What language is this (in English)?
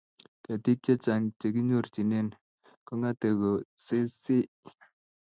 Kalenjin